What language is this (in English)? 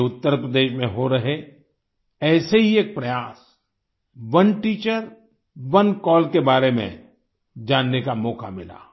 Hindi